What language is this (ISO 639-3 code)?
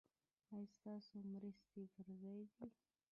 pus